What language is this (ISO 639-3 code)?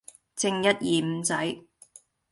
yue